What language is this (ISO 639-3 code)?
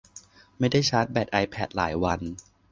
tha